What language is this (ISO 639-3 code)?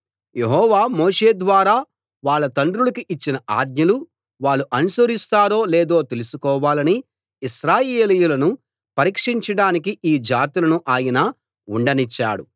tel